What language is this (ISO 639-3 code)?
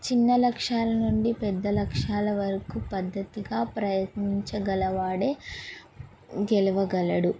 tel